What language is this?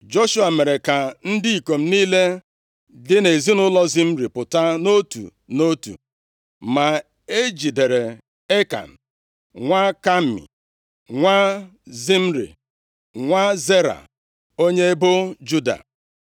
Igbo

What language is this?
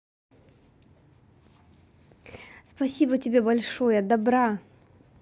Russian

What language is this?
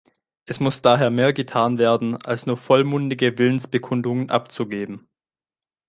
German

